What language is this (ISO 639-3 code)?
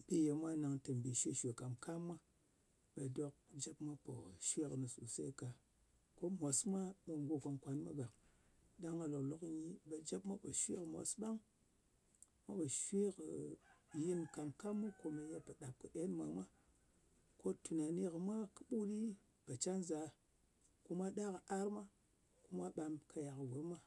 anc